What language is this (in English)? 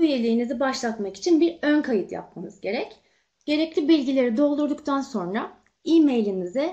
Turkish